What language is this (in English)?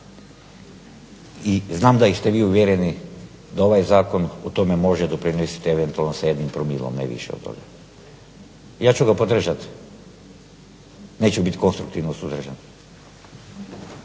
Croatian